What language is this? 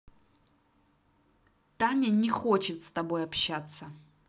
Russian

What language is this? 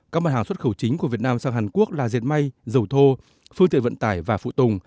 Vietnamese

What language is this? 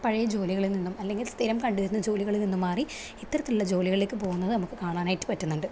Malayalam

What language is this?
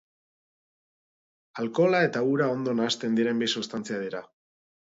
Basque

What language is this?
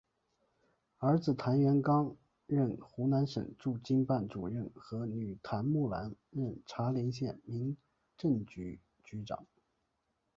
Chinese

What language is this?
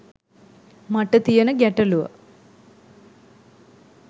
Sinhala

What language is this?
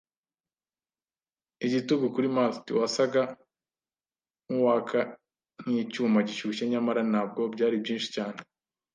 Kinyarwanda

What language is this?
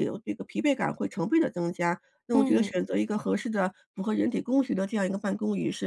Chinese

